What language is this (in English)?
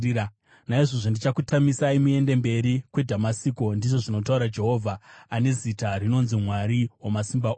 Shona